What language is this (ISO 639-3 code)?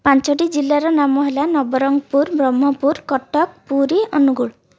ori